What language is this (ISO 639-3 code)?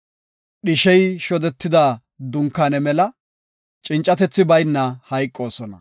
gof